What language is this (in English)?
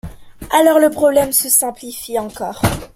French